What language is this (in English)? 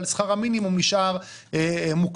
Hebrew